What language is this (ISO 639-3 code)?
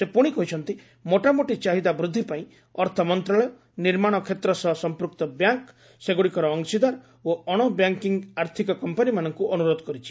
ori